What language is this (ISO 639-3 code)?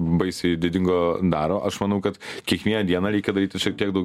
lit